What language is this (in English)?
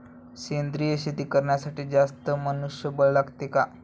Marathi